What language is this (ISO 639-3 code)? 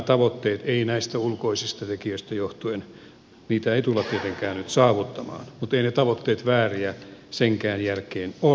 fin